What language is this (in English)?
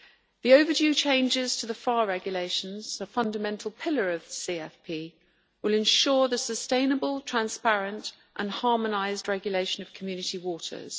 English